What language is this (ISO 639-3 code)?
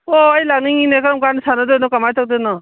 mni